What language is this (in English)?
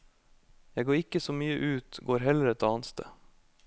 Norwegian